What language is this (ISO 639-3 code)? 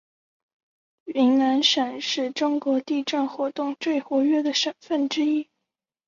zho